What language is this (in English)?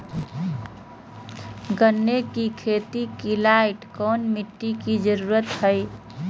Magahi